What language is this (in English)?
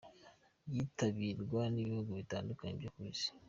Kinyarwanda